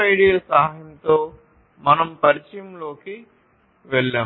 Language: Telugu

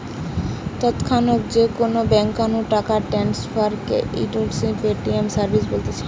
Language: Bangla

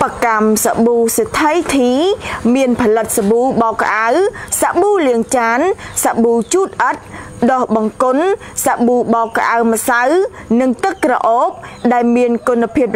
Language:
Thai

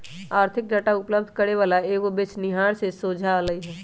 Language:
Magahi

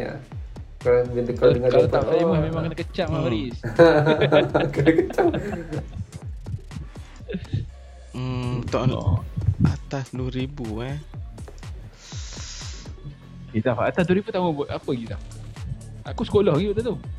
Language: Malay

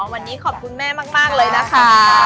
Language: Thai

